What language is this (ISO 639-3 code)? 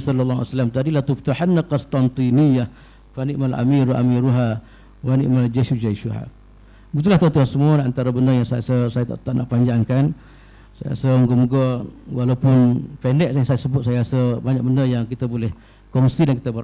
msa